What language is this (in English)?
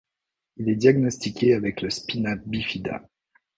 French